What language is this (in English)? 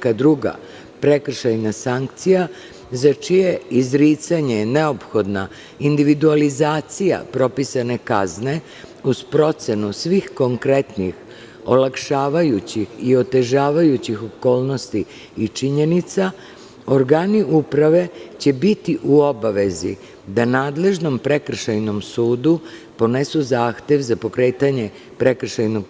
Serbian